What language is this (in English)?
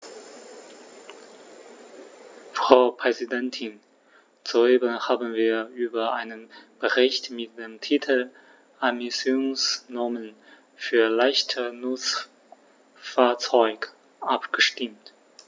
German